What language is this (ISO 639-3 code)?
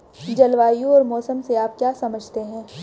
hin